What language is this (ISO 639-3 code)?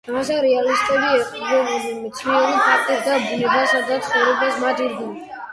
kat